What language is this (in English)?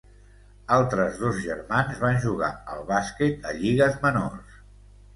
Catalan